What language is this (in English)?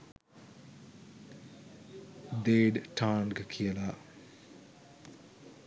Sinhala